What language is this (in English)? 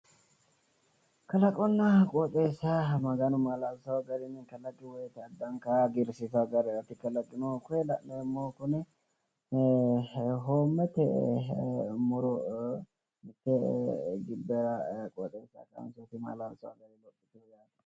Sidamo